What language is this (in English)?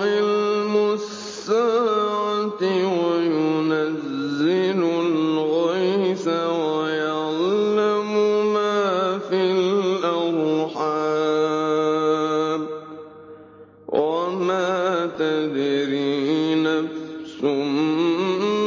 Arabic